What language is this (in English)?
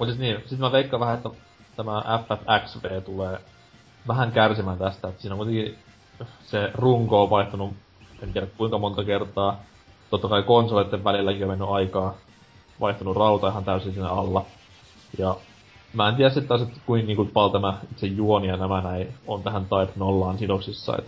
Finnish